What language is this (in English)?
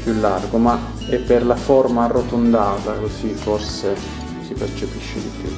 Italian